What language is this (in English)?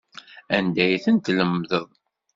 Kabyle